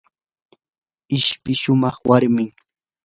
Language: Yanahuanca Pasco Quechua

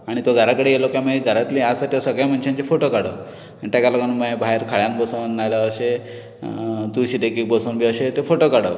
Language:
Konkani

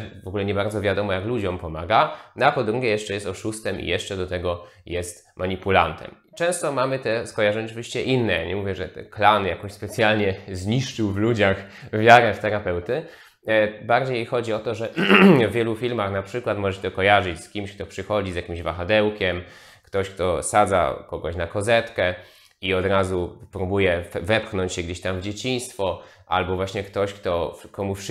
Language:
Polish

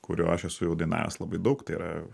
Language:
Lithuanian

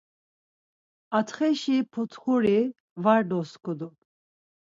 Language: Laz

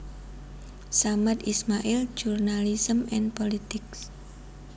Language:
Javanese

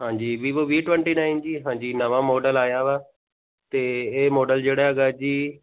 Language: Punjabi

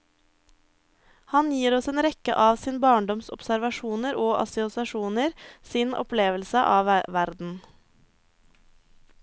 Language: Norwegian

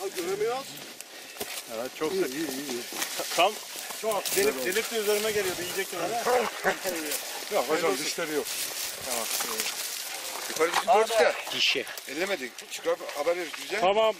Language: Turkish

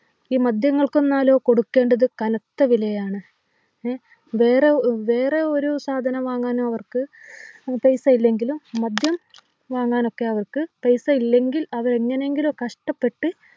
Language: Malayalam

